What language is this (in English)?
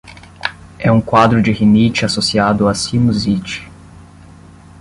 Portuguese